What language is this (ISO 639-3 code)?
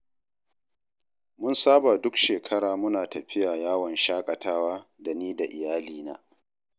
hau